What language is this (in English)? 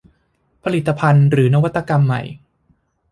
Thai